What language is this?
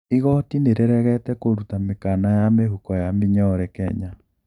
Kikuyu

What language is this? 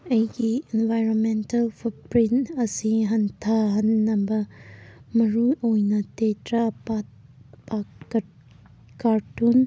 Manipuri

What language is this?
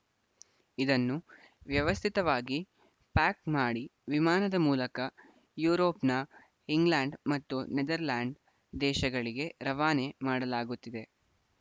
Kannada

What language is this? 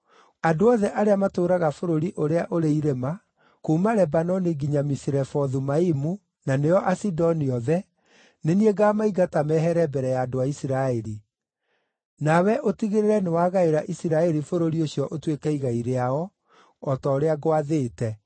Kikuyu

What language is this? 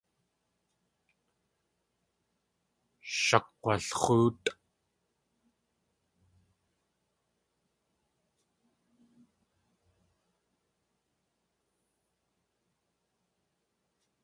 Tlingit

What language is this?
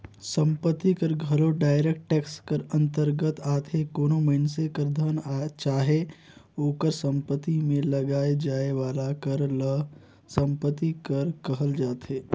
Chhattisgarhi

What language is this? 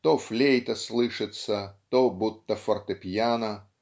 Russian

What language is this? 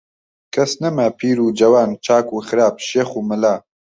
Central Kurdish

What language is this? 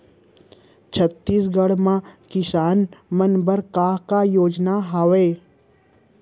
Chhattisgarhi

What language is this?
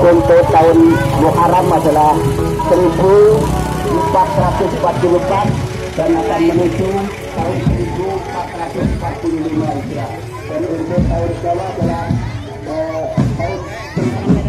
Indonesian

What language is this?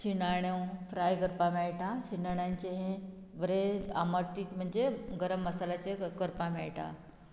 Konkani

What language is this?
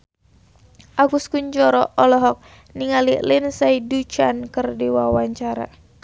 Sundanese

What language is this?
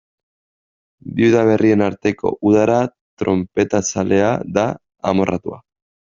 Basque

